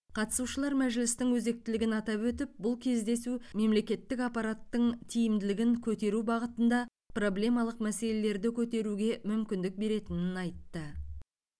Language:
Kazakh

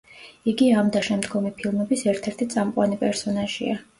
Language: Georgian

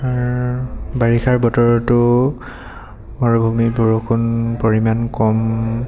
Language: Assamese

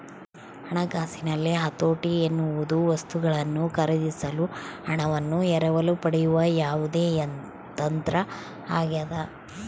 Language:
Kannada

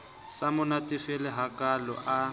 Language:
Southern Sotho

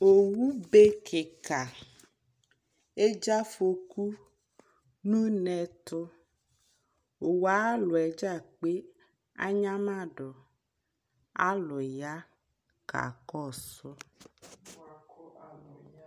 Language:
Ikposo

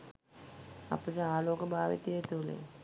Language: Sinhala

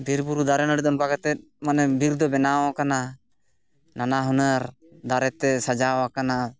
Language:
Santali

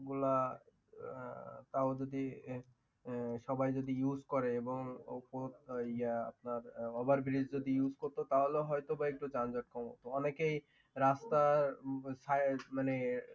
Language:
Bangla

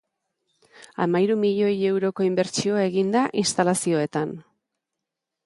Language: Basque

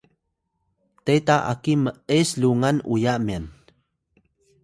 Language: Atayal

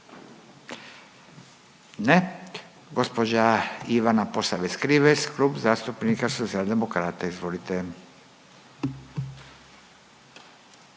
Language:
Croatian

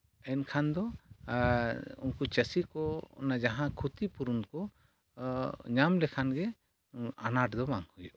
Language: Santali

